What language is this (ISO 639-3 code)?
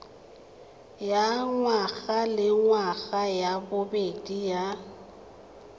tsn